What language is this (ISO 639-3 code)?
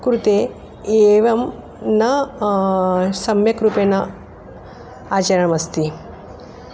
san